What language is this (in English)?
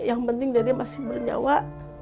Indonesian